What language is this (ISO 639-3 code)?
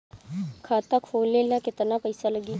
bho